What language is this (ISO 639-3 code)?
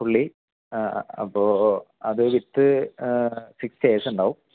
mal